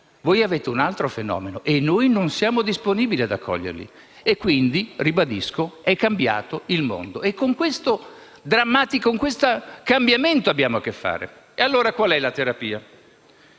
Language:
Italian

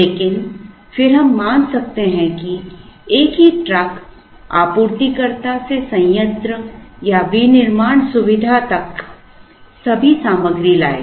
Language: Hindi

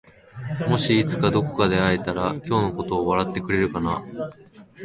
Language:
Japanese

